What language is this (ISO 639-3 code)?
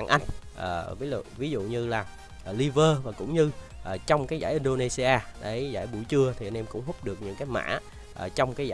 vie